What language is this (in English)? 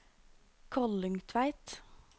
Norwegian